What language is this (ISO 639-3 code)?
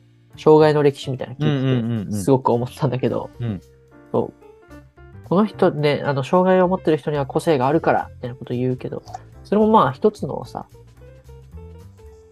jpn